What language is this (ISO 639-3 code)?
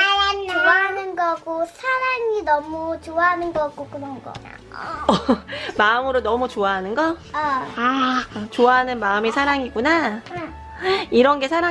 kor